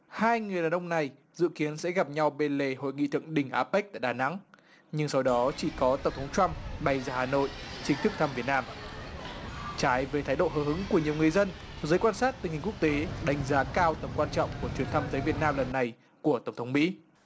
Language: Vietnamese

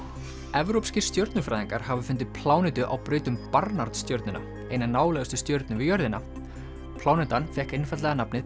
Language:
Icelandic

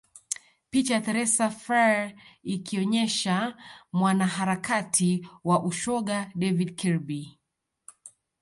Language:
Swahili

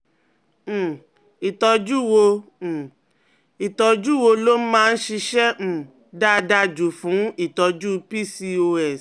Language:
Yoruba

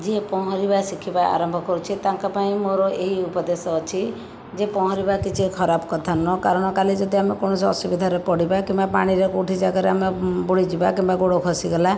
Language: Odia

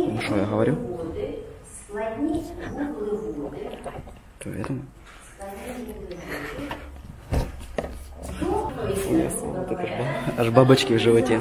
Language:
Russian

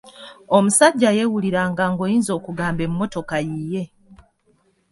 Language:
Ganda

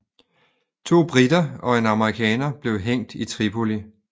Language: Danish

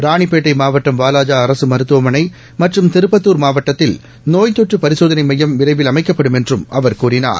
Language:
Tamil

